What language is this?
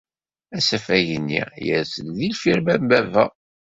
Kabyle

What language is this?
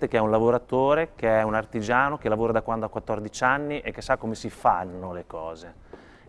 Italian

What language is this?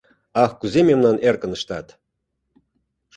Mari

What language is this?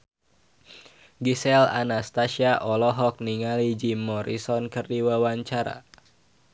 Sundanese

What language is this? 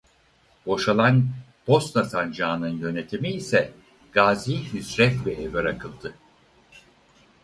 Turkish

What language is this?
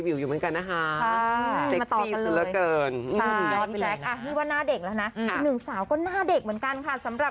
Thai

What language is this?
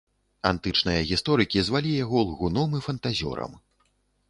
Belarusian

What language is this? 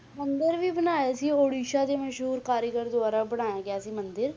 Punjabi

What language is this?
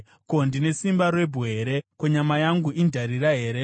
Shona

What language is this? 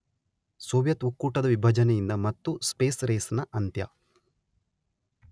Kannada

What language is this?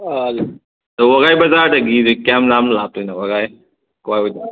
Manipuri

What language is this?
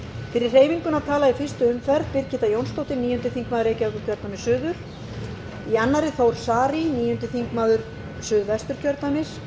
Icelandic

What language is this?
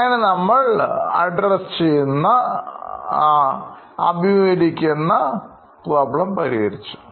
Malayalam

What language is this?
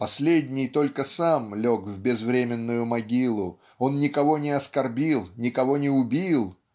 Russian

